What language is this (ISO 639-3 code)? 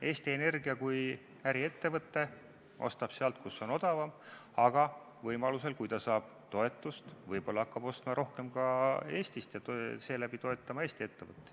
est